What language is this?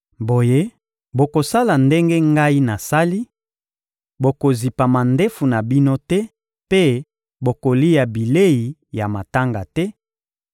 Lingala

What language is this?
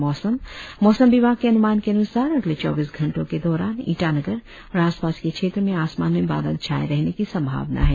Hindi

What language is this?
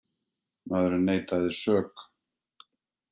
Icelandic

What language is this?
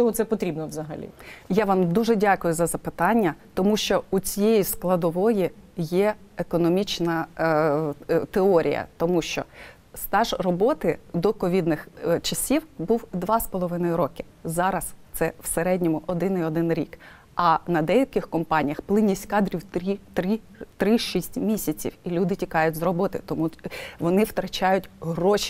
Ukrainian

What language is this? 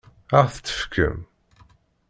Kabyle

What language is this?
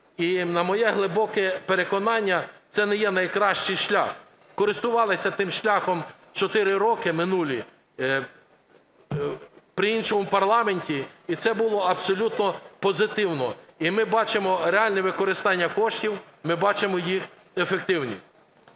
Ukrainian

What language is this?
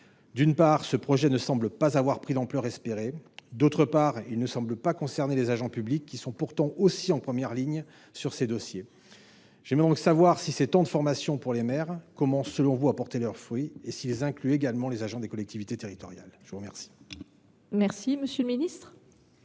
French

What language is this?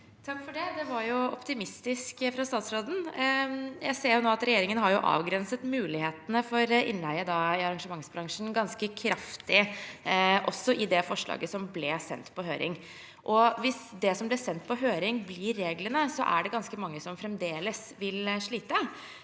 Norwegian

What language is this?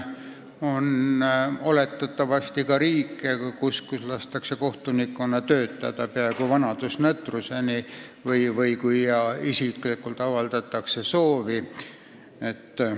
Estonian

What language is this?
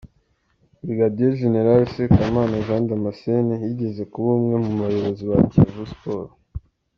Kinyarwanda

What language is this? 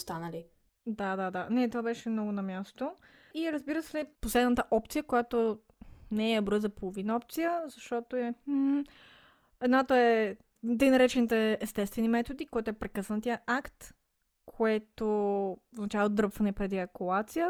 Bulgarian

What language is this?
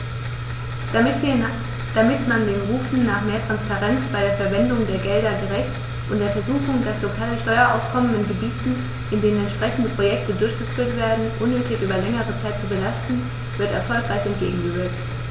German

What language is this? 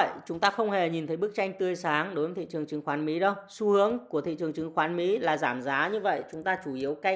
Vietnamese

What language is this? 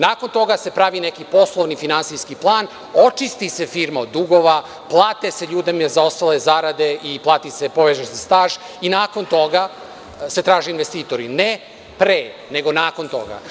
Serbian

